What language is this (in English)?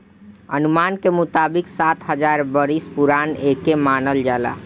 Bhojpuri